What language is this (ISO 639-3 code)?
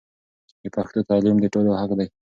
pus